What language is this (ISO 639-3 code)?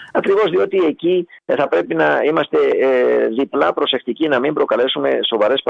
ell